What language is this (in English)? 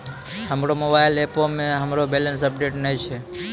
Maithili